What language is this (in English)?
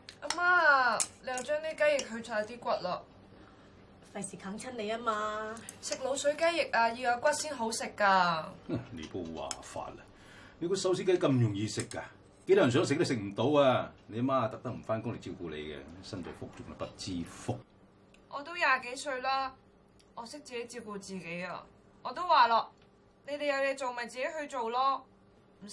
Chinese